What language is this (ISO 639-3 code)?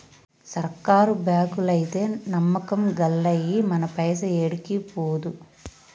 tel